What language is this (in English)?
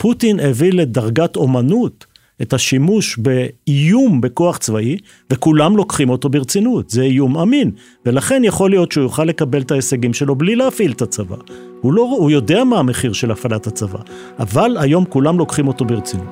Hebrew